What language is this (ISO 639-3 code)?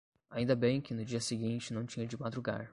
por